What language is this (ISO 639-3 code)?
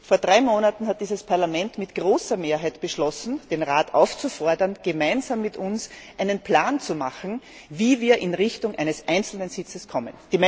deu